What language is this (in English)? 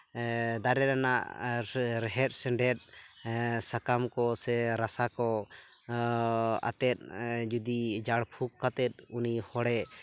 Santali